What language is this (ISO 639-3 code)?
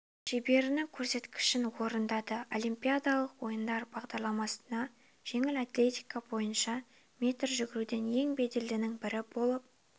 kaz